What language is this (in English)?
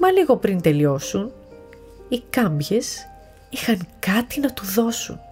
Greek